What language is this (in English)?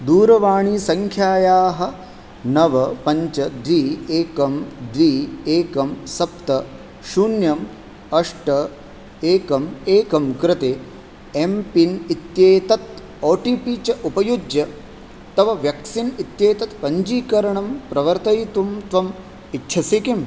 Sanskrit